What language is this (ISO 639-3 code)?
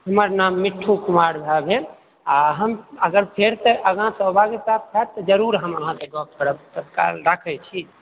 mai